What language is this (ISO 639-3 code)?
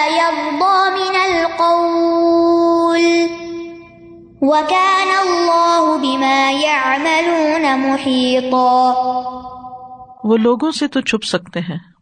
urd